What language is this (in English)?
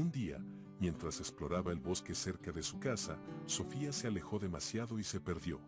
Spanish